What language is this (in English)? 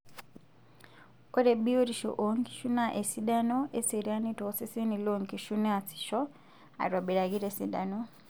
Masai